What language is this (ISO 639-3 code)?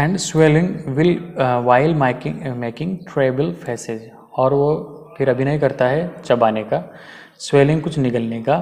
hin